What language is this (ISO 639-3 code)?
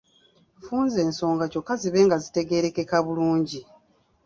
lug